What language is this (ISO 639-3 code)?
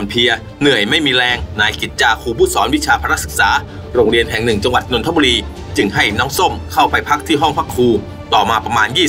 tha